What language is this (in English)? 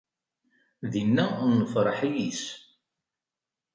Kabyle